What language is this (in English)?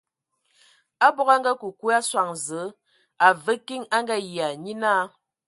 Ewondo